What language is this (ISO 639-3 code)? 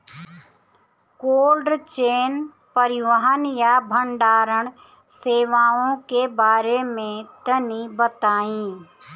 bho